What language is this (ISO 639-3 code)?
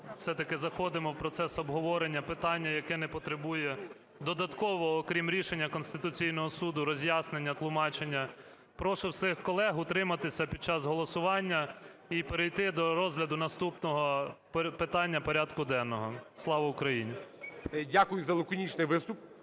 ukr